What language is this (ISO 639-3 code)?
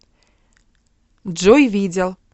rus